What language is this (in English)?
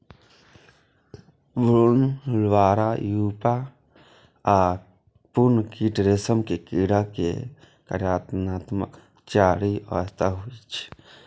Maithili